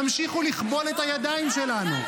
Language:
Hebrew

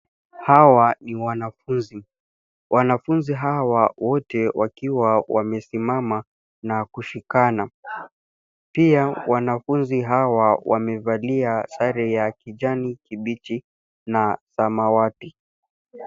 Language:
Swahili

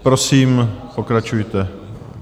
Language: Czech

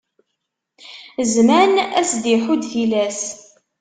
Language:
Kabyle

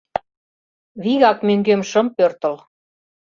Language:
Mari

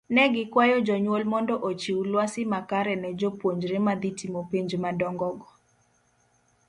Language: Luo (Kenya and Tanzania)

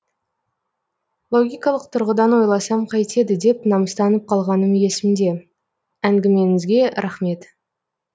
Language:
Kazakh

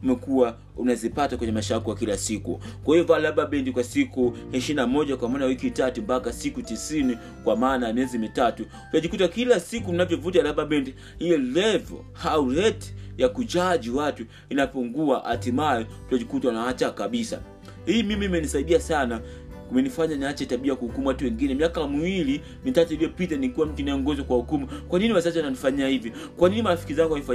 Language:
Swahili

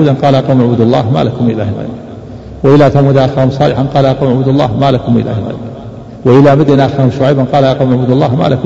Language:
Arabic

